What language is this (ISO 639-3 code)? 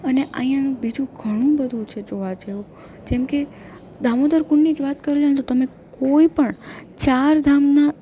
guj